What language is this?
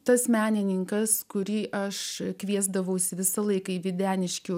Lithuanian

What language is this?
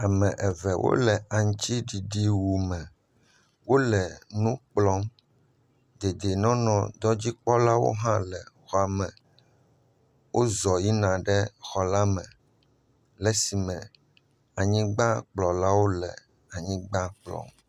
Ewe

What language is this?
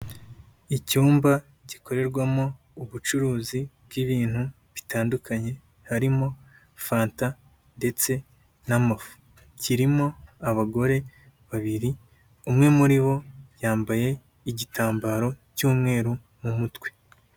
Kinyarwanda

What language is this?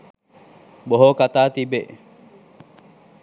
Sinhala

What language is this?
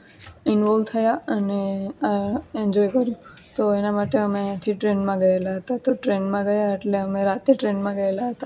Gujarati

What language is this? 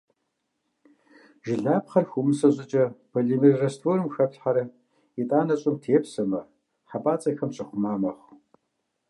Kabardian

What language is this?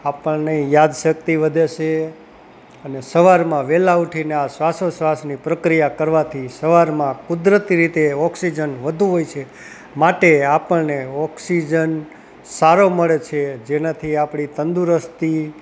Gujarati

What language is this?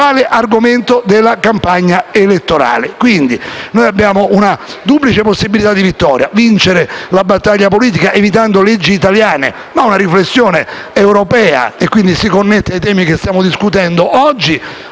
Italian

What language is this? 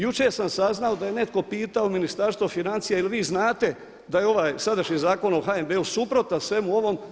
Croatian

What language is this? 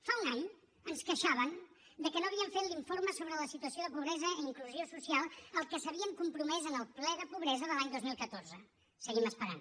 Catalan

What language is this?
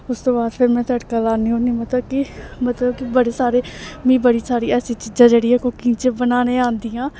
Dogri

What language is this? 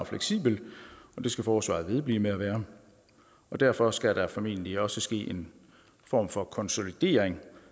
Danish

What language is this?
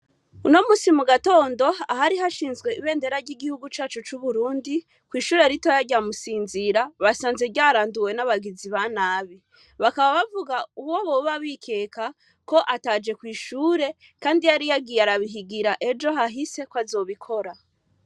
Rundi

